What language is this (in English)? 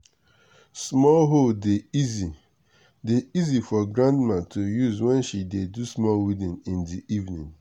Nigerian Pidgin